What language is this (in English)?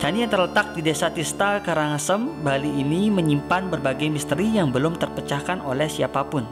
Indonesian